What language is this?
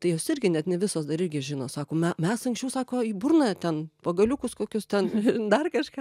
Lithuanian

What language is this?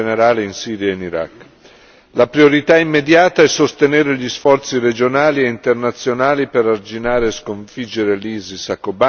Italian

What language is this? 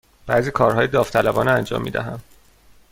Persian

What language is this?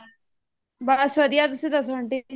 Punjabi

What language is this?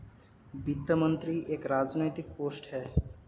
Hindi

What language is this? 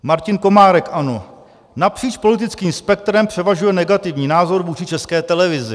Czech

